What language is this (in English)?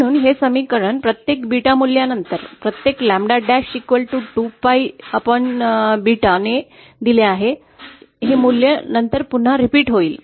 Marathi